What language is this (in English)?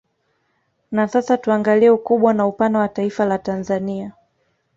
Swahili